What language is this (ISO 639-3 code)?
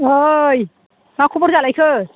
brx